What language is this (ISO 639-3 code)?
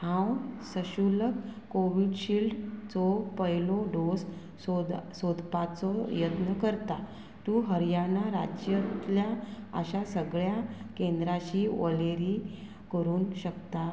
kok